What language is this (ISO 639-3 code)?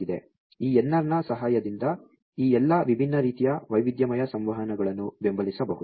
kan